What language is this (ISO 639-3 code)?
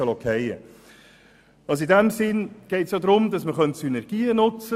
gsw